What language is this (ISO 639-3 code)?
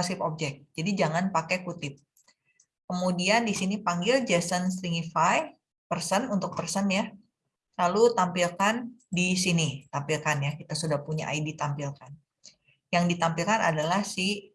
ind